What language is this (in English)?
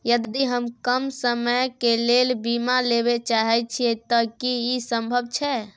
Maithili